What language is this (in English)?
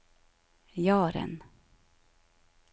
Norwegian